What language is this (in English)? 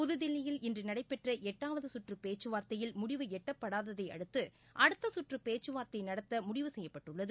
Tamil